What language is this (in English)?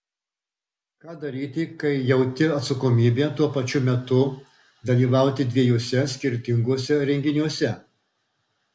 Lithuanian